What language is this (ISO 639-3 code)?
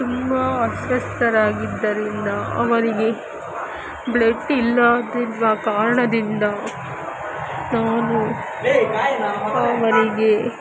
kan